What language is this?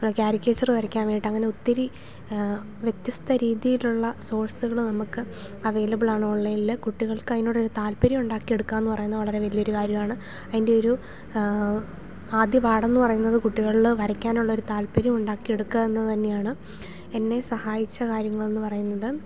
Malayalam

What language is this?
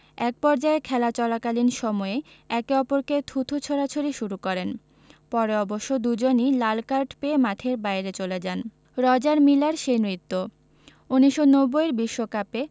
Bangla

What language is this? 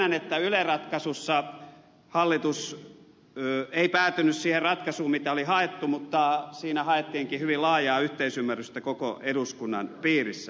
Finnish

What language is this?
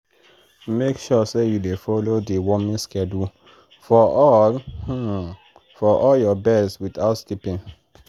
Nigerian Pidgin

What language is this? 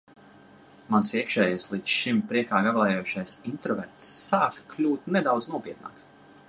Latvian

